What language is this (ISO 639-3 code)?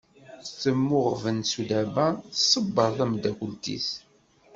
kab